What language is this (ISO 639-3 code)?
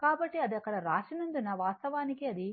tel